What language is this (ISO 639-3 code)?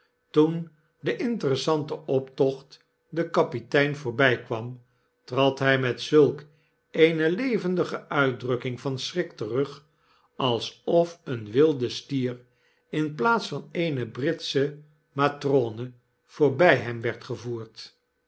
nld